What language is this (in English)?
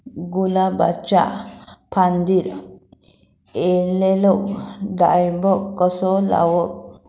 Marathi